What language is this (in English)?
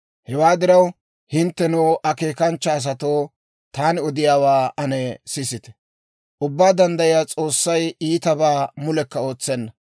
Dawro